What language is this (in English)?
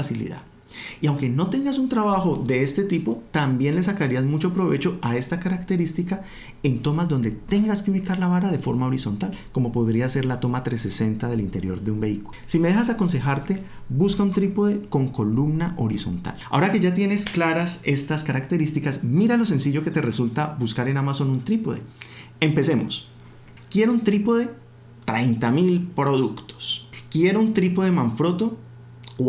Spanish